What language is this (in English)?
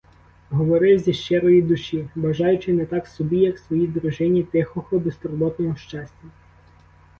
Ukrainian